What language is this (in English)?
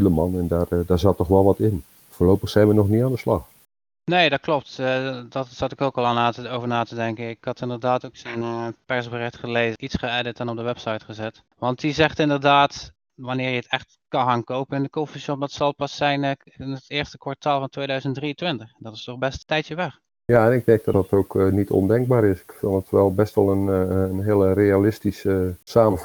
Dutch